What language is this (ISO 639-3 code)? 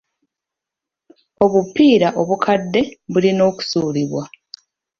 lug